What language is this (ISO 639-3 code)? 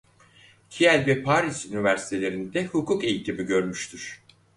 tur